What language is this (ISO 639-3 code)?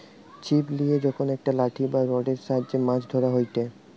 ben